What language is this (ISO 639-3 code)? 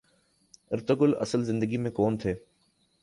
urd